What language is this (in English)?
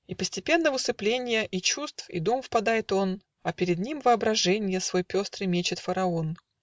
Russian